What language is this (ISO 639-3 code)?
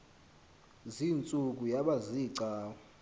xho